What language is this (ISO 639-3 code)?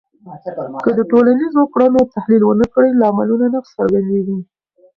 pus